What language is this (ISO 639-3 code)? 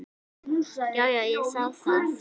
isl